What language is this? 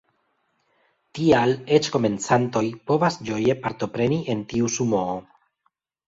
Esperanto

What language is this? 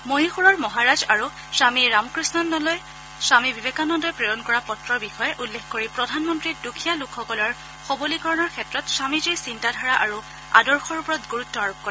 Assamese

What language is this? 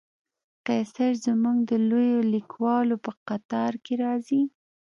Pashto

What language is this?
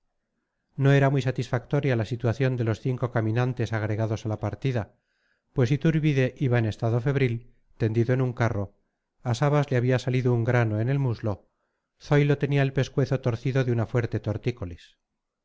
Spanish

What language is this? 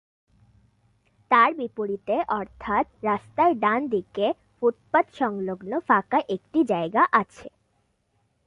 Bangla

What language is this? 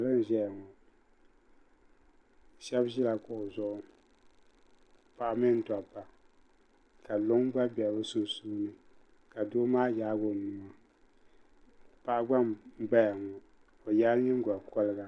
Dagbani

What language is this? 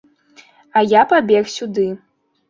Belarusian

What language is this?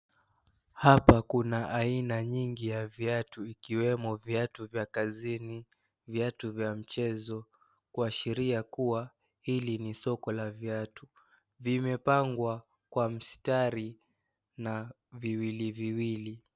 Swahili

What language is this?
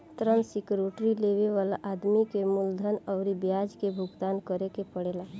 Bhojpuri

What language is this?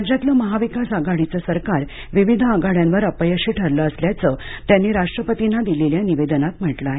Marathi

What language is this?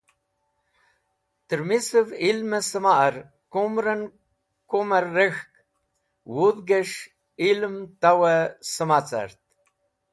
Wakhi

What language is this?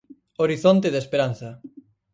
Galician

